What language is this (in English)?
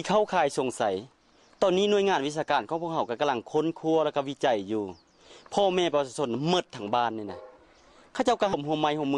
Thai